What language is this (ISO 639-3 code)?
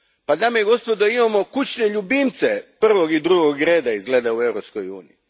hrv